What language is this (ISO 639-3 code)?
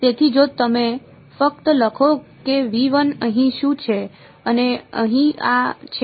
guj